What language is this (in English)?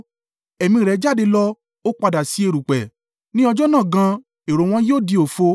Yoruba